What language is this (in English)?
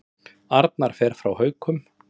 Icelandic